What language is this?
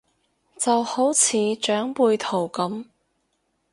Cantonese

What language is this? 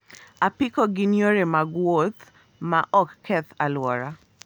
Luo (Kenya and Tanzania)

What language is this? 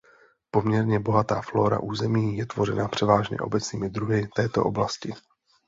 Czech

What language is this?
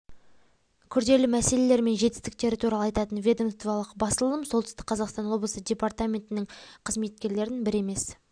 Kazakh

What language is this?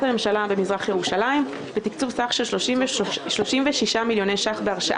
Hebrew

